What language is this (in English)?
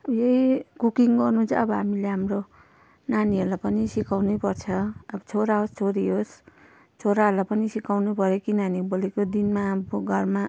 Nepali